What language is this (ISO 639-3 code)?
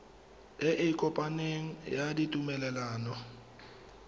tsn